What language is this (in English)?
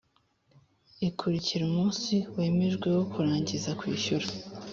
Kinyarwanda